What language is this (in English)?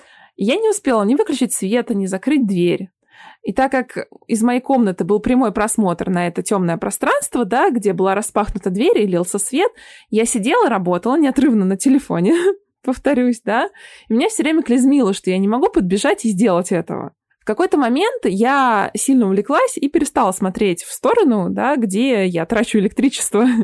Russian